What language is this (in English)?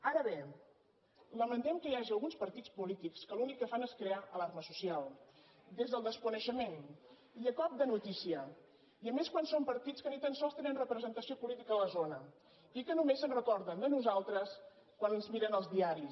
Catalan